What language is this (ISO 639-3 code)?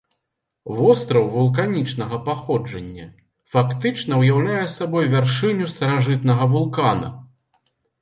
bel